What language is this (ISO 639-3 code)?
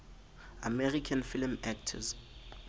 sot